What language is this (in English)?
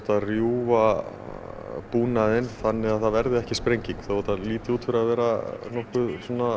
Icelandic